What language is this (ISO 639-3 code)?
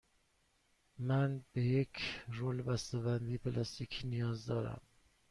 fas